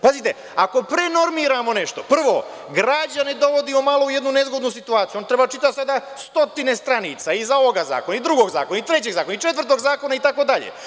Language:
Serbian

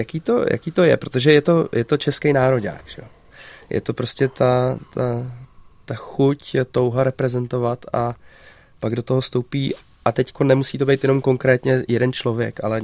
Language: Czech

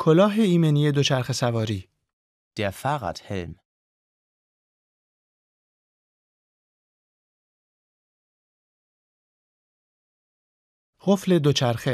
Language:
Persian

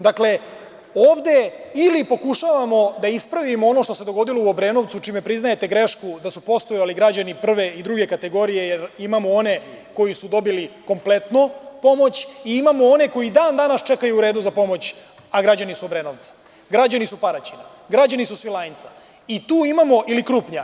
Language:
Serbian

